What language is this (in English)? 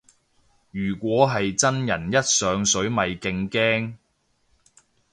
Cantonese